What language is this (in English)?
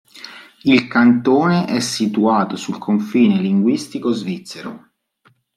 Italian